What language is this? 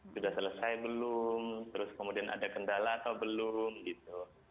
Indonesian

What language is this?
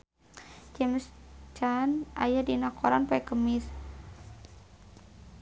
Sundanese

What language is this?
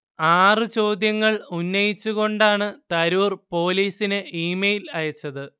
Malayalam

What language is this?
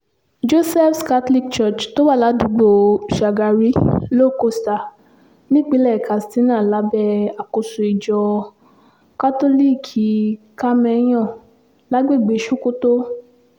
Yoruba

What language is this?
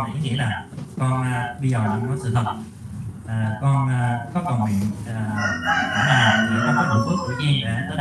Vietnamese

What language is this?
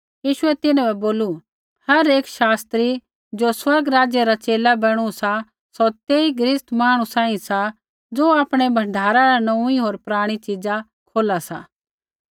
Kullu Pahari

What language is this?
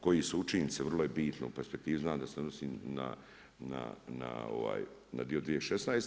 Croatian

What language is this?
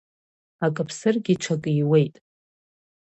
Abkhazian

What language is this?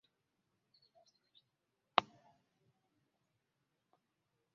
Ganda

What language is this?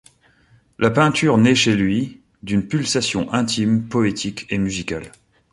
French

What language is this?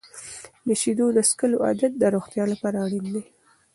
Pashto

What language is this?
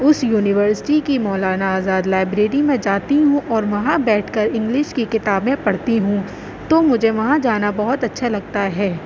Urdu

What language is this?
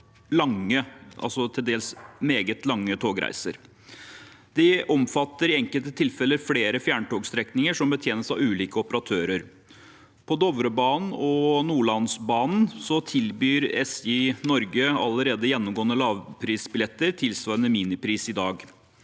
Norwegian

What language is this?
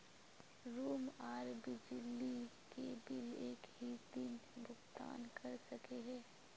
Magahi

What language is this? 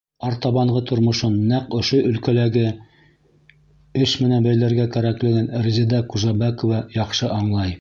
Bashkir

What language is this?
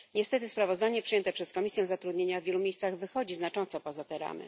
Polish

